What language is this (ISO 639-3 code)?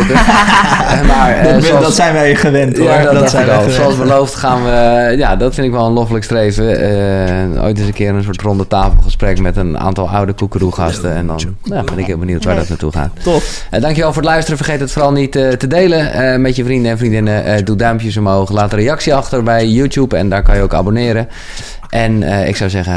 nld